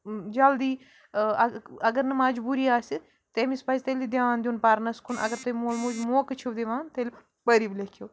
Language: Kashmiri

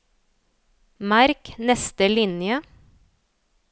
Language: Norwegian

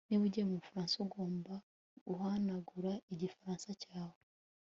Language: Kinyarwanda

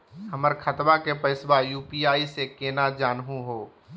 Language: Magahi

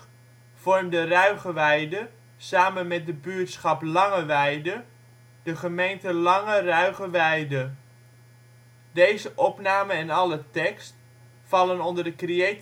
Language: Dutch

